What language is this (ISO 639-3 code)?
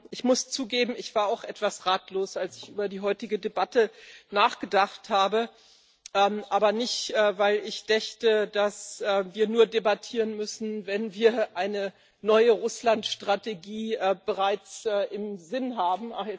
deu